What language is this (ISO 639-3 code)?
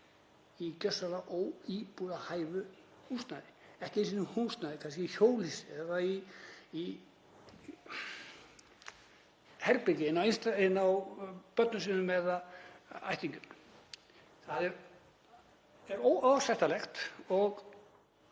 isl